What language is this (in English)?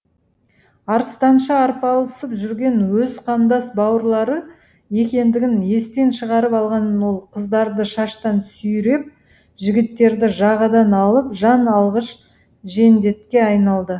Kazakh